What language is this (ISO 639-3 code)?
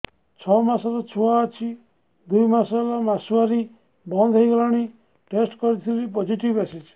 ori